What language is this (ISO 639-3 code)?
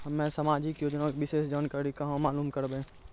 mai